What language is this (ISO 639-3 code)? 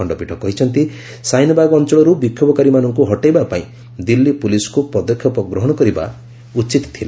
ori